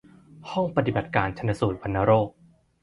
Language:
Thai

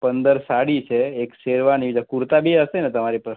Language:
Gujarati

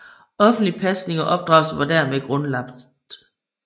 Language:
Danish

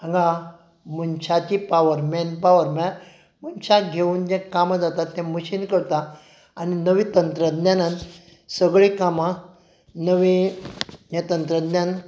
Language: Konkani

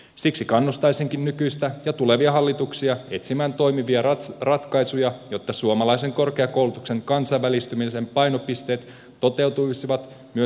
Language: Finnish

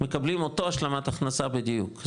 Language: Hebrew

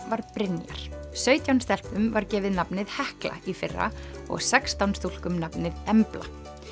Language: Icelandic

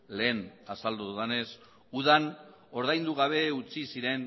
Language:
Basque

